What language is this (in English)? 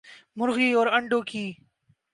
Urdu